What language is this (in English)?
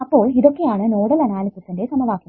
Malayalam